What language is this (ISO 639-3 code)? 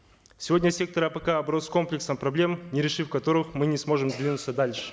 kaz